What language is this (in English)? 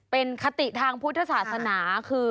Thai